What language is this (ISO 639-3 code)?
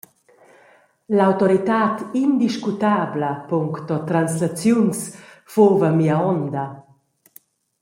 roh